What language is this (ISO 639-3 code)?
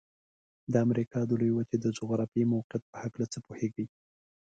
pus